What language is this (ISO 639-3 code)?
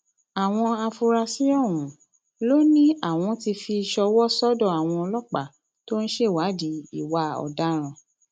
yor